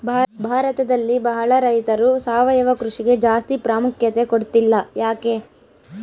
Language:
Kannada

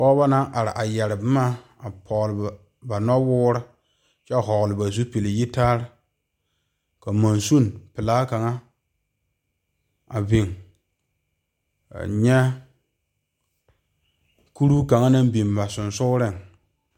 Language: Southern Dagaare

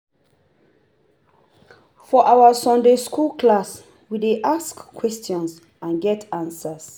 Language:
Nigerian Pidgin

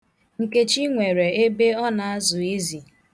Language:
Igbo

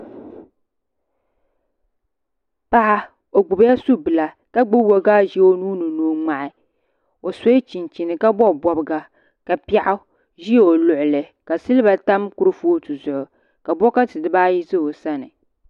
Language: Dagbani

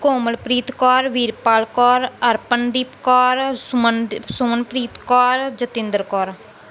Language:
Punjabi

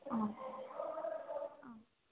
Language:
Sanskrit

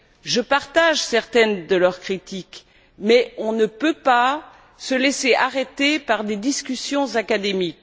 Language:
French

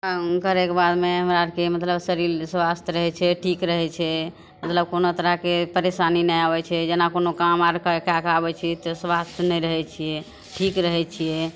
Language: Maithili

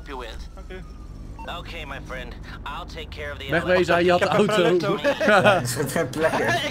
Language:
Dutch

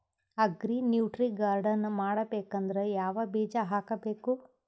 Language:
Kannada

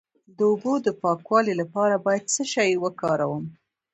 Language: Pashto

